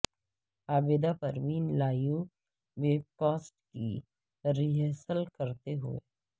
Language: Urdu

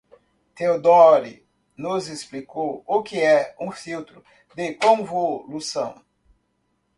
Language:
Portuguese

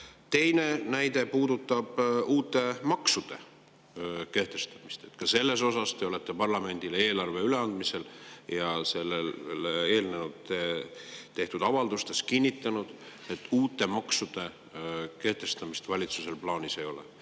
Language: Estonian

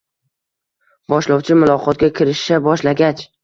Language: Uzbek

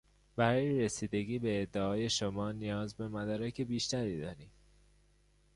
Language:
Persian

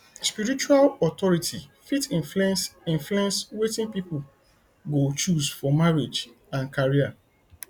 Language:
Nigerian Pidgin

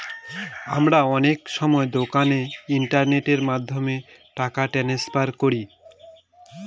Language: Bangla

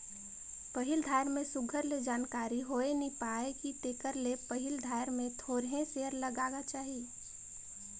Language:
Chhattisgarhi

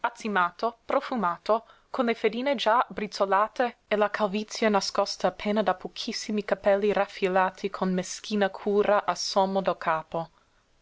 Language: Italian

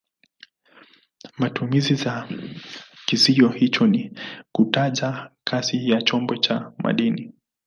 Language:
Swahili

